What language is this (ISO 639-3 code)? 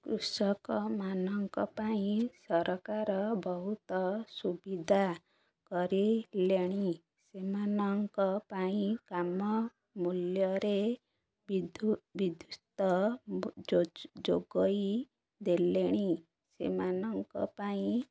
ori